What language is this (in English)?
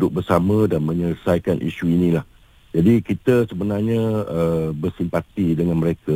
Malay